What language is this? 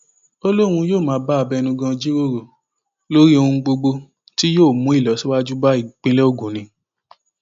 Yoruba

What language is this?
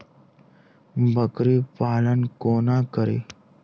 Maithili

